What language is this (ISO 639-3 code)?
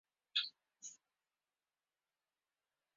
uzb